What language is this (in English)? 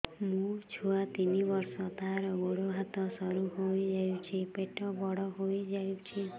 Odia